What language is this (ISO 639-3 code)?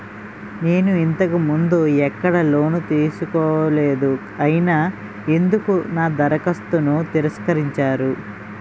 tel